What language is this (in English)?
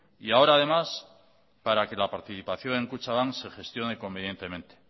Spanish